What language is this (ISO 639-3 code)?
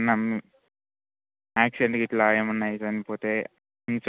tel